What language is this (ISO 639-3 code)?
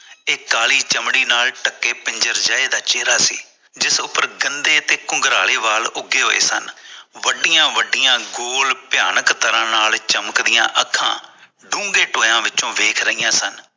pan